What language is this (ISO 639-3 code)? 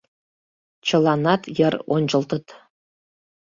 chm